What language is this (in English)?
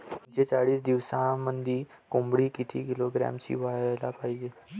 Marathi